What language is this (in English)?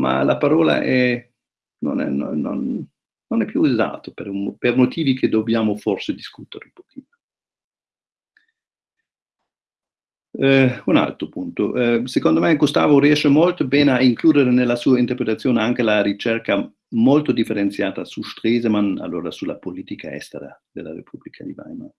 Italian